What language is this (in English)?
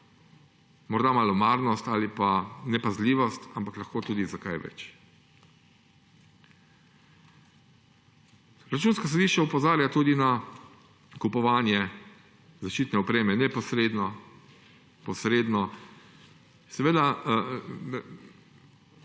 Slovenian